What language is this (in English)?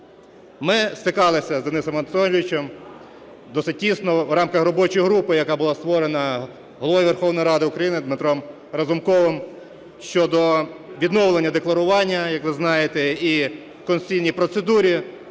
Ukrainian